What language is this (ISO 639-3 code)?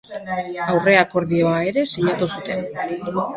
eus